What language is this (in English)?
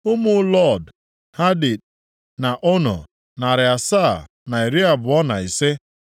Igbo